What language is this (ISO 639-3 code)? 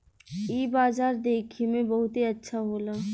bho